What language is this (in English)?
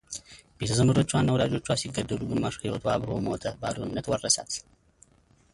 Amharic